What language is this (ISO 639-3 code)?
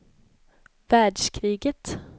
swe